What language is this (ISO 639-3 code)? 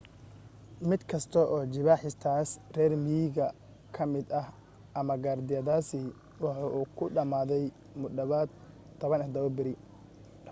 som